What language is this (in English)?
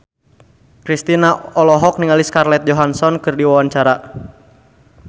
Sundanese